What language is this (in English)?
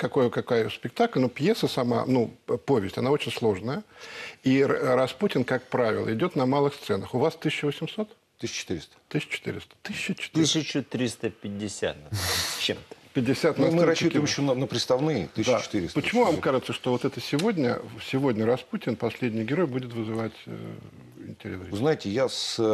Russian